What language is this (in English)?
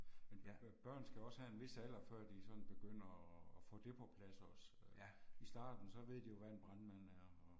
Danish